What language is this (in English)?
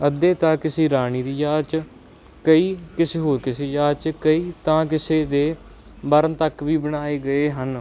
Punjabi